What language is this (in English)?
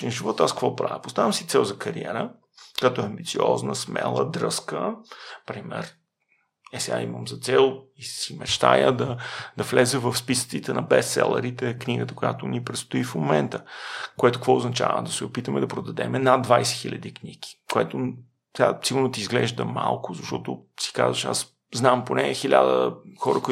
Bulgarian